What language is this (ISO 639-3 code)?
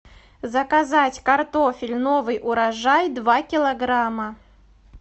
rus